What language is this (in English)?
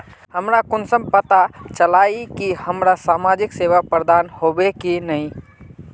Magahi